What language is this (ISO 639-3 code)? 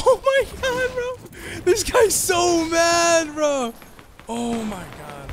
eng